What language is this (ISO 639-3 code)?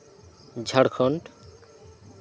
sat